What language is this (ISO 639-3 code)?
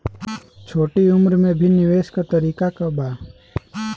bho